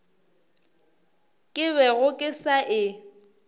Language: Northern Sotho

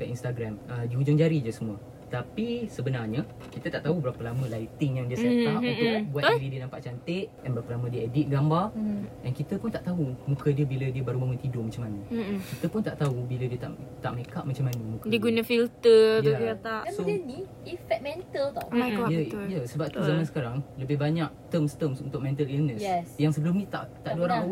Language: Malay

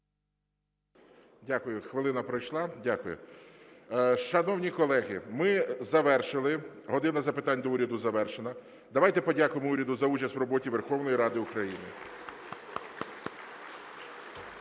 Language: Ukrainian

